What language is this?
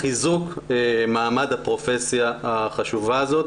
Hebrew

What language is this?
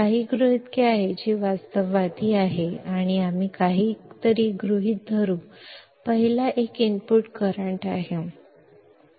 Marathi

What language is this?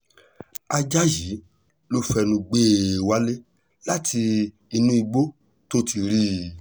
Yoruba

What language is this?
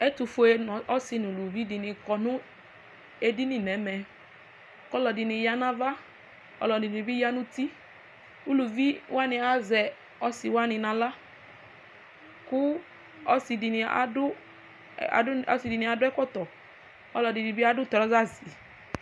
Ikposo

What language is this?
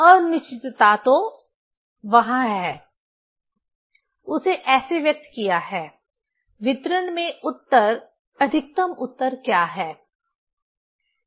Hindi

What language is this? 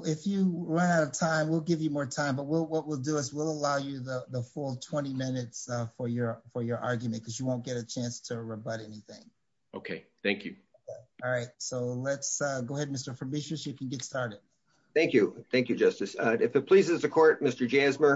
English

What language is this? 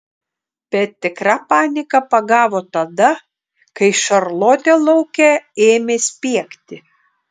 Lithuanian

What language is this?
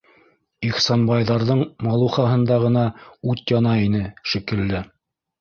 Bashkir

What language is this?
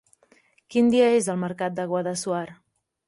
Catalan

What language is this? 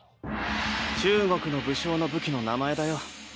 Japanese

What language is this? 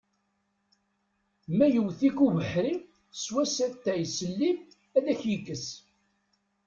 Kabyle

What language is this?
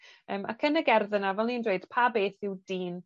Welsh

